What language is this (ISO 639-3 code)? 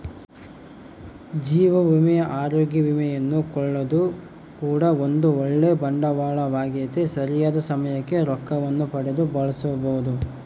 kan